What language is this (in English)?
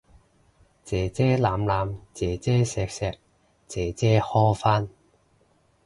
Cantonese